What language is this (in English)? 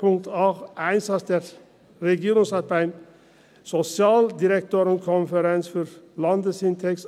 Swiss German